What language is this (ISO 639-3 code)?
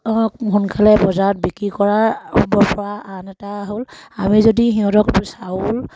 asm